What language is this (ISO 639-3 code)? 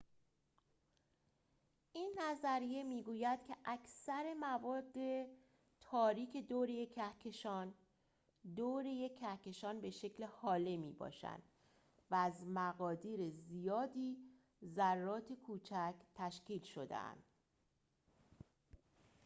fas